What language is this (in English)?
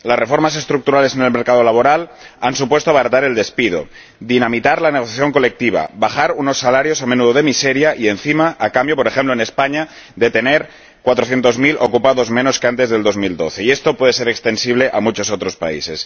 Spanish